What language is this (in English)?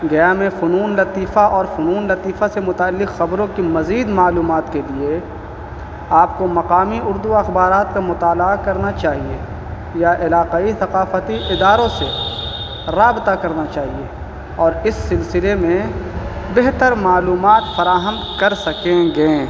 Urdu